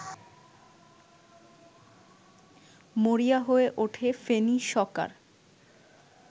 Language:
Bangla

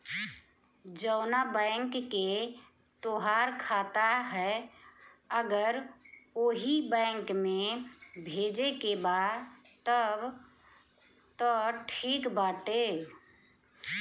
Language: Bhojpuri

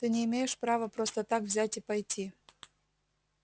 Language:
Russian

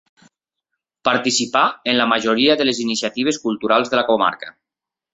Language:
Catalan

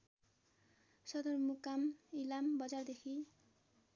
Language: Nepali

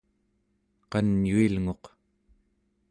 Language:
Central Yupik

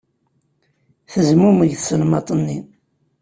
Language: Kabyle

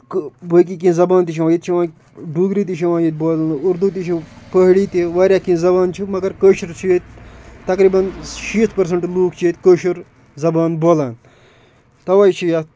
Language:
Kashmiri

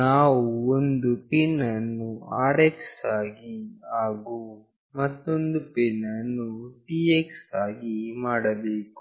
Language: Kannada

